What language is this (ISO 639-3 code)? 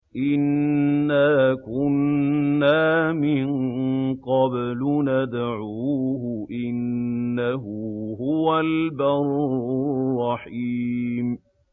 ara